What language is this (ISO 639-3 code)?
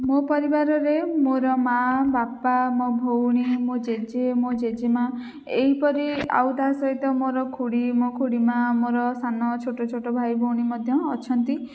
ori